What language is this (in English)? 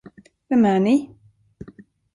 Swedish